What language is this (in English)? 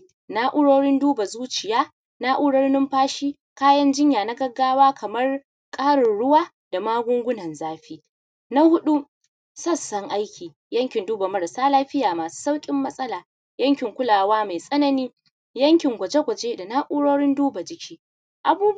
Hausa